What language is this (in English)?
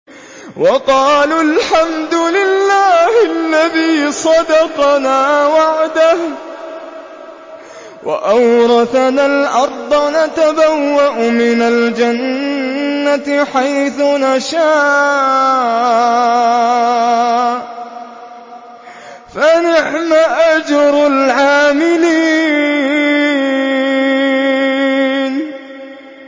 Arabic